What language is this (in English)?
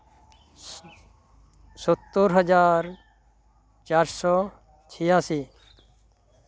Santali